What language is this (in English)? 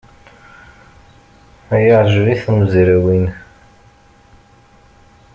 Kabyle